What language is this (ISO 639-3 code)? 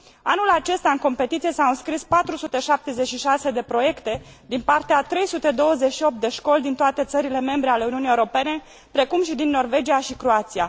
ron